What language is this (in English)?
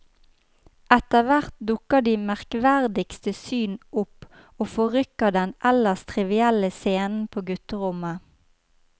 Norwegian